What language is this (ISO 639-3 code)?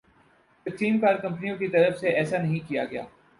urd